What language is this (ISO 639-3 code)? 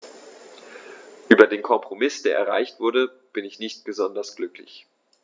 deu